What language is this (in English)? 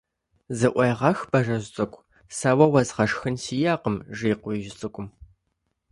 Kabardian